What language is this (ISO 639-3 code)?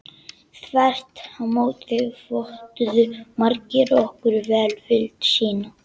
isl